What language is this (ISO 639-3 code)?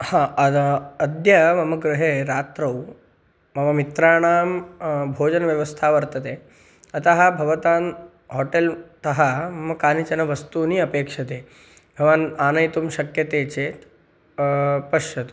san